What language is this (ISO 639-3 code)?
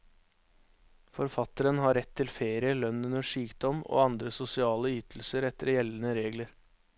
nor